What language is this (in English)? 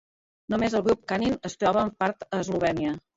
Catalan